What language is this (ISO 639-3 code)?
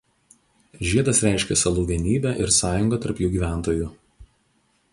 lit